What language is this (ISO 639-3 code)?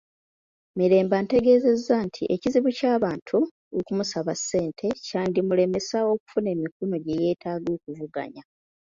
lug